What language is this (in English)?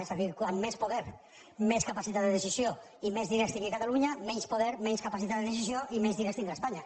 Catalan